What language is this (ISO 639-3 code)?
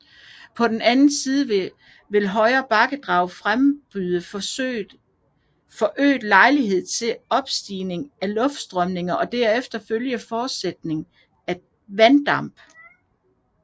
dan